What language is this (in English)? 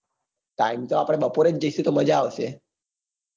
Gujarati